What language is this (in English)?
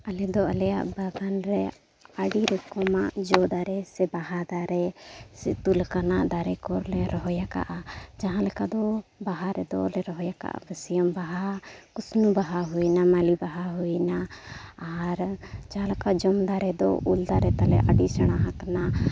Santali